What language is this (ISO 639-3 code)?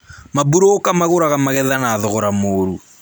kik